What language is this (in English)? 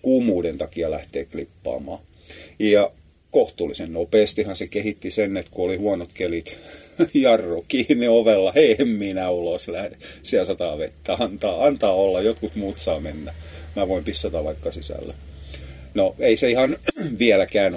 Finnish